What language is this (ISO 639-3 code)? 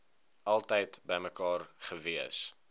afr